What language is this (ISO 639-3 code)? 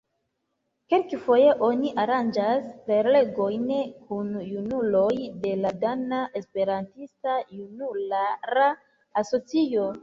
epo